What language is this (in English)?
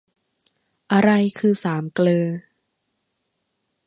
Thai